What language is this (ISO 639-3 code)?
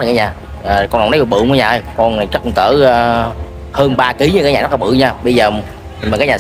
vie